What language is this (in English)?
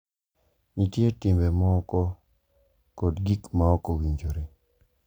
Luo (Kenya and Tanzania)